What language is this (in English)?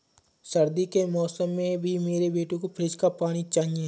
Hindi